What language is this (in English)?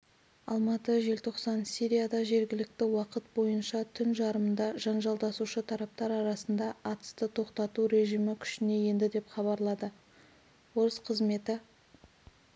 Kazakh